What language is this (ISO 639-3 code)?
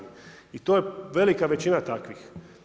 hrv